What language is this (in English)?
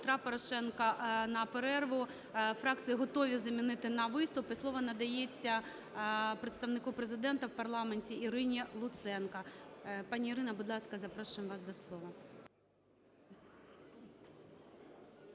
Ukrainian